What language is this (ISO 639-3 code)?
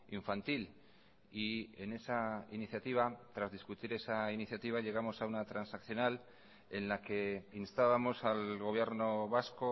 spa